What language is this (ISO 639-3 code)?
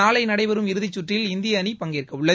tam